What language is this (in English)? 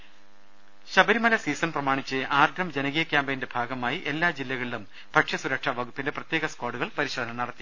Malayalam